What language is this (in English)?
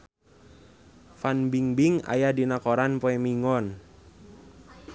Sundanese